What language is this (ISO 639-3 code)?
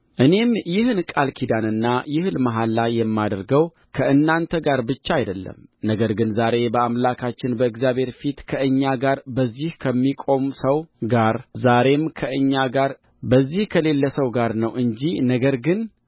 amh